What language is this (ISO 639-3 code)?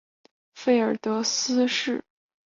zho